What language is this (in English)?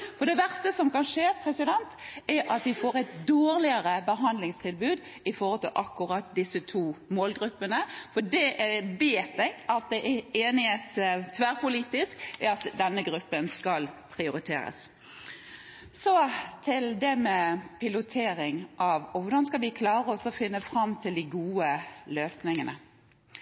Norwegian Bokmål